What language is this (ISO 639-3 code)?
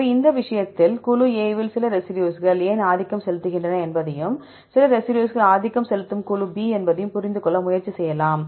tam